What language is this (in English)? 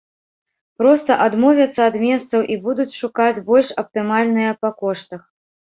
Belarusian